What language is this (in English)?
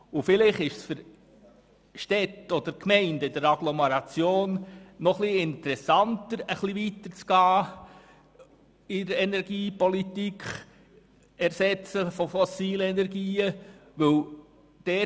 Swiss German